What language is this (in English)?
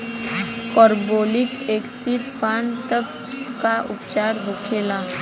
Bhojpuri